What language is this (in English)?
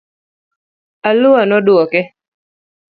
Luo (Kenya and Tanzania)